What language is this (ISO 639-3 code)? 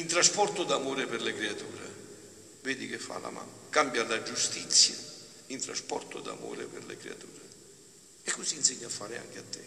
ita